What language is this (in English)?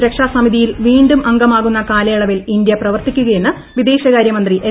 Malayalam